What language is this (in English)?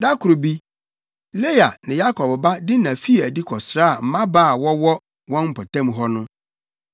Akan